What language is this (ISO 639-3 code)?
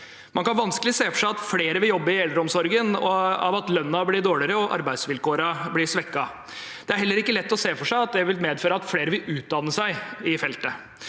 nor